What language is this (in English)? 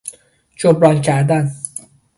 Persian